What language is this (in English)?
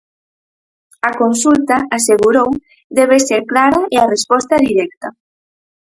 Galician